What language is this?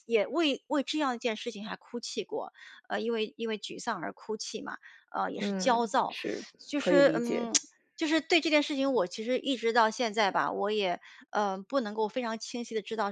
Chinese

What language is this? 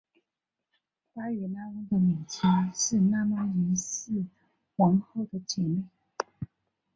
Chinese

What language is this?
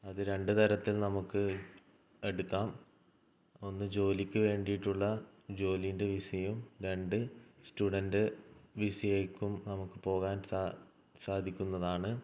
Malayalam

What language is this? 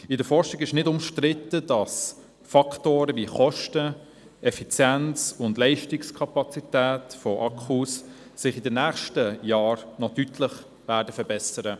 Swiss German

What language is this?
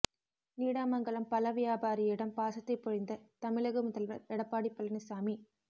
Tamil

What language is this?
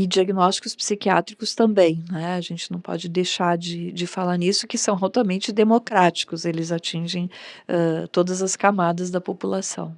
Portuguese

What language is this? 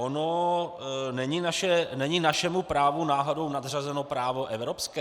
Czech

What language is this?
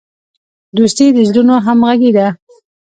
Pashto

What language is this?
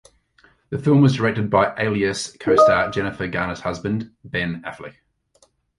English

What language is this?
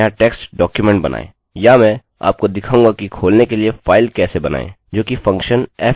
Hindi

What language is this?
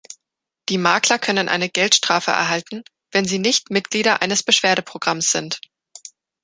German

